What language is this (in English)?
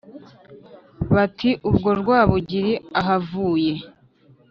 Kinyarwanda